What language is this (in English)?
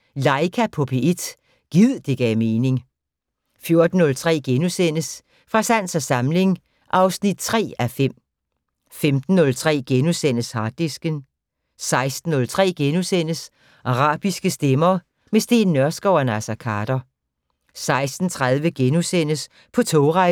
Danish